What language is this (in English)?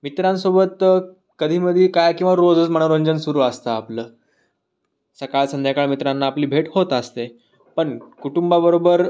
Marathi